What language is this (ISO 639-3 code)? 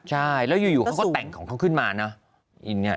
tha